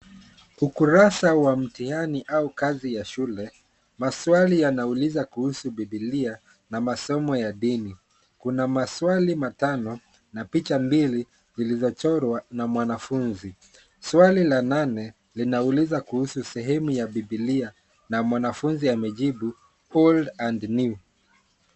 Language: Swahili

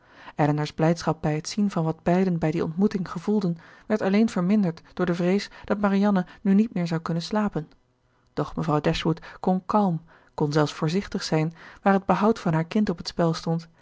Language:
Dutch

